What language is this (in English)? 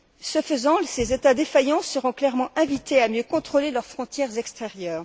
French